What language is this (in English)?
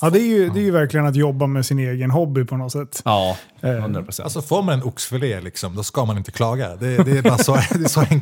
Swedish